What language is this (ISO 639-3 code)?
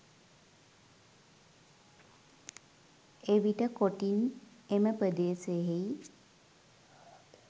sin